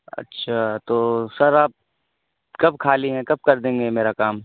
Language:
Urdu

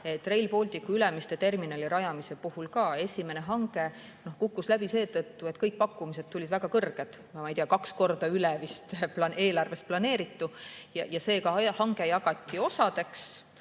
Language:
Estonian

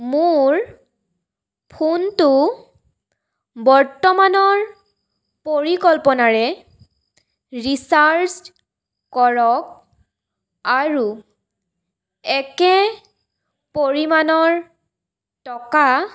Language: Assamese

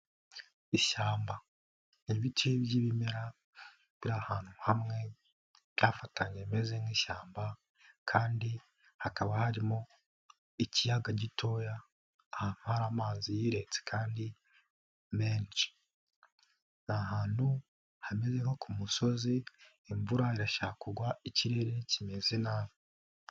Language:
Kinyarwanda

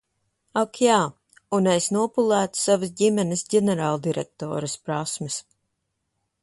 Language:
Latvian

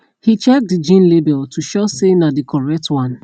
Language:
Nigerian Pidgin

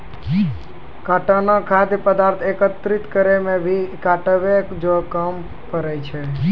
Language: Maithili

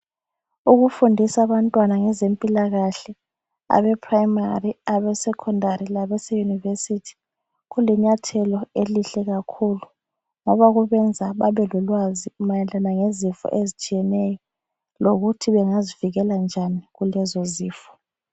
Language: North Ndebele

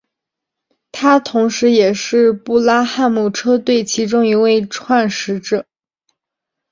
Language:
Chinese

